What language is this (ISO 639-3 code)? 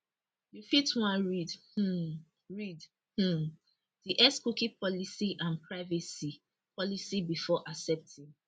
pcm